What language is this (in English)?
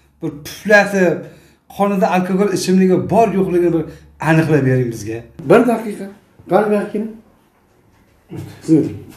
Turkish